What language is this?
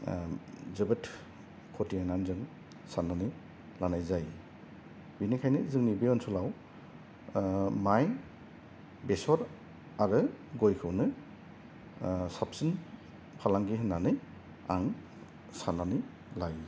Bodo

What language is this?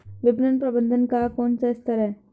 Hindi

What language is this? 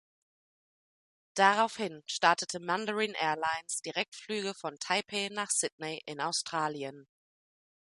German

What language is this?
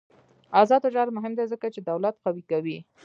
Pashto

